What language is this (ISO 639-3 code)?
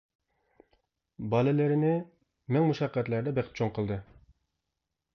uig